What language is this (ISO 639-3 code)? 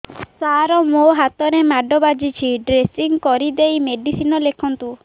ori